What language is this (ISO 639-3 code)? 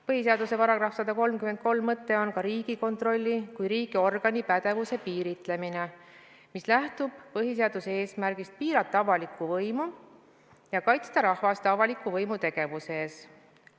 est